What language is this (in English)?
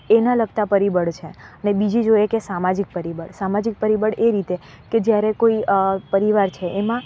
Gujarati